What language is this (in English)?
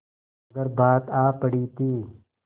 Hindi